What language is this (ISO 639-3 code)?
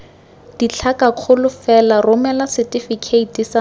tsn